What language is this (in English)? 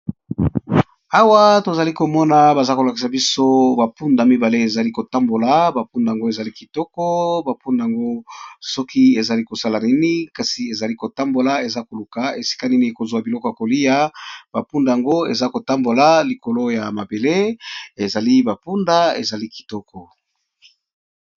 Lingala